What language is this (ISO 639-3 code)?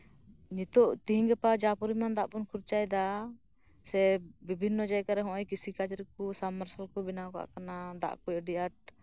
sat